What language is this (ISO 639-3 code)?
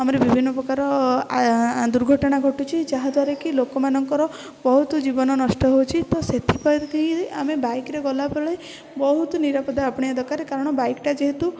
ori